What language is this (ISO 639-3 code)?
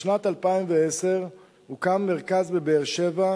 heb